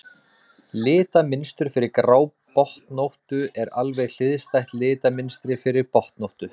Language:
Icelandic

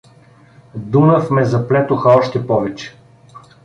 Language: Bulgarian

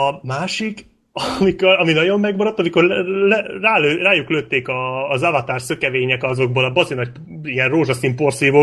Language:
Hungarian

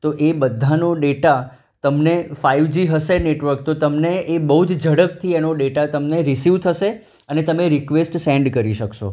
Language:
Gujarati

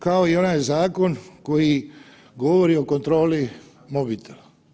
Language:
Croatian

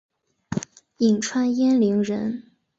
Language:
Chinese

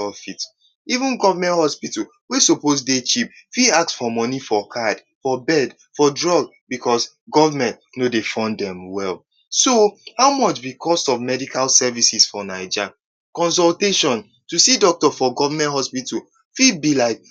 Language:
Nigerian Pidgin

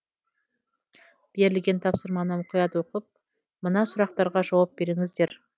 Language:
Kazakh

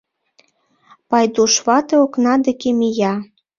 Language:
Mari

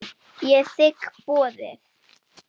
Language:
Icelandic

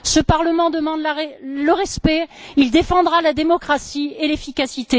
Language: French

